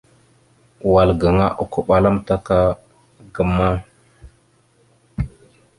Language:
Mada (Cameroon)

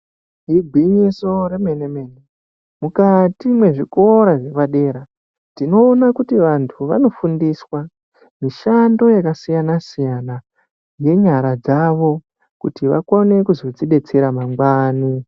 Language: Ndau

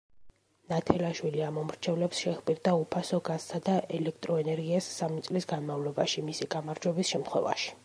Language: Georgian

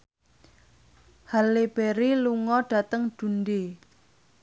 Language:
Javanese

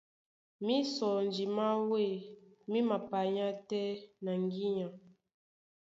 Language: Duala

